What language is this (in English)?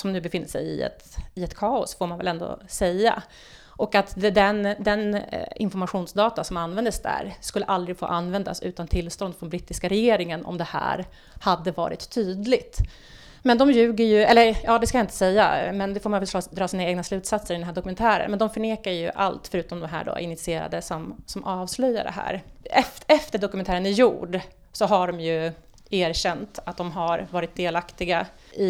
Swedish